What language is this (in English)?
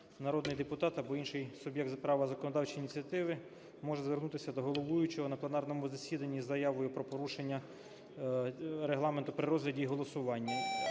Ukrainian